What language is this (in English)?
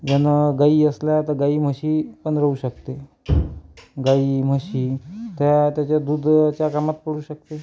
Marathi